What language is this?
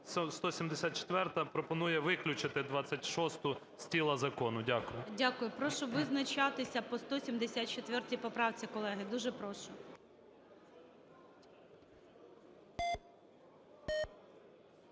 Ukrainian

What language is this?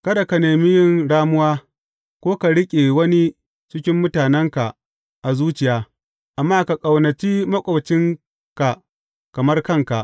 Hausa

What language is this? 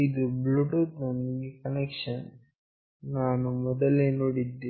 Kannada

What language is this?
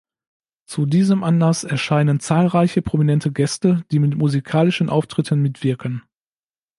German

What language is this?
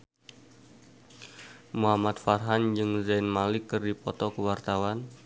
Sundanese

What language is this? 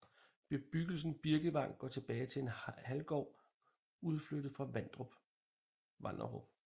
Danish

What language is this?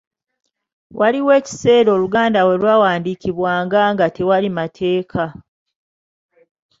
Ganda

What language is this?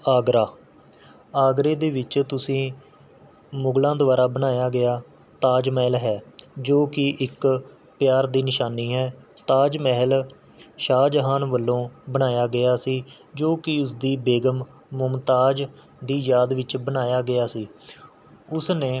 Punjabi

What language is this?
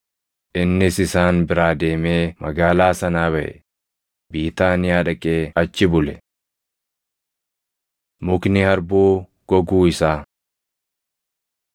Oromo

